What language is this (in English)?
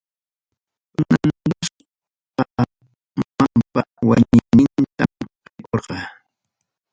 Ayacucho Quechua